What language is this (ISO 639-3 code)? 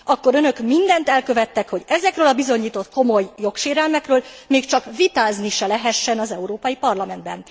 hun